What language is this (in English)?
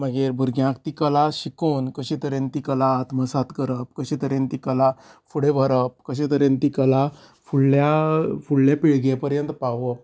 Konkani